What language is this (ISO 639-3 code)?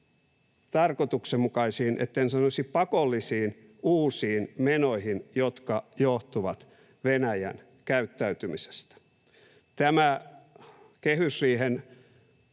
fin